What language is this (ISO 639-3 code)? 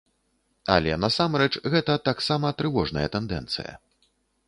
bel